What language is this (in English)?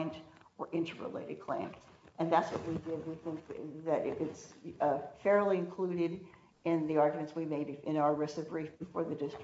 English